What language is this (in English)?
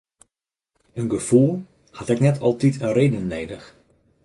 Western Frisian